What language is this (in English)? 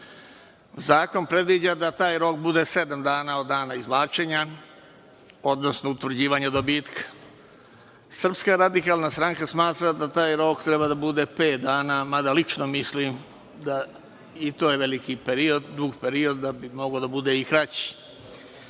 Serbian